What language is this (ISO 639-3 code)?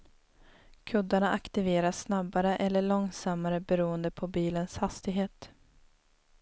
swe